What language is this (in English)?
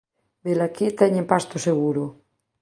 Galician